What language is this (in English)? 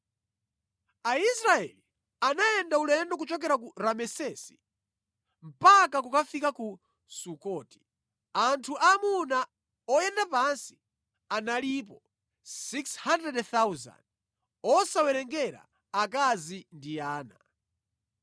Nyanja